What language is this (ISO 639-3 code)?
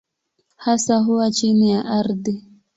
swa